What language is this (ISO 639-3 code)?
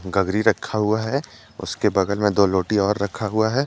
hin